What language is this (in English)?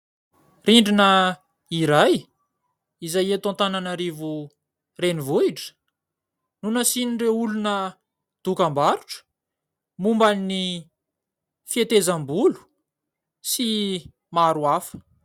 Malagasy